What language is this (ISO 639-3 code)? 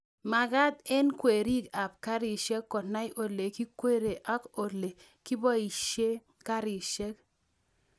kln